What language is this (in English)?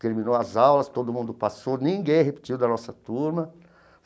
Portuguese